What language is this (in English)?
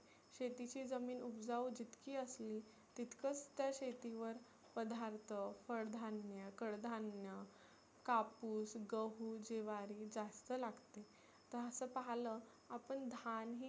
Marathi